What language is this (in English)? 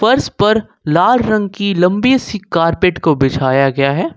Hindi